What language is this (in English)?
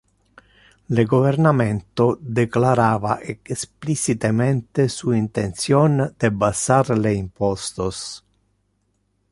Interlingua